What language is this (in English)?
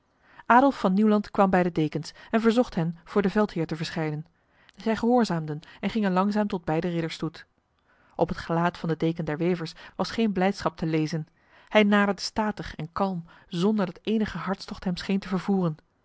Dutch